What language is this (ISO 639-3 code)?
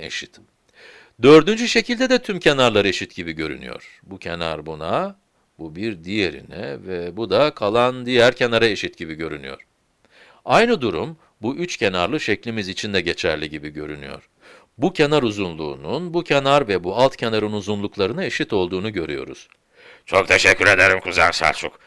tur